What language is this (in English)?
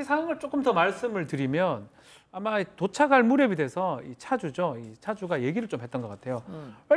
Korean